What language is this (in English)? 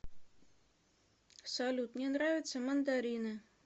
Russian